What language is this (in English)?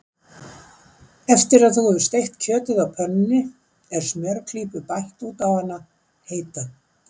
Icelandic